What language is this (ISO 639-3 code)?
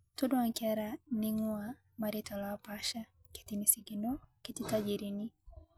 mas